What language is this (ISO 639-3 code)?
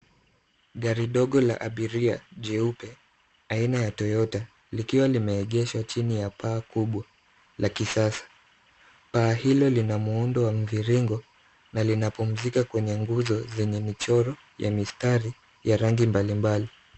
swa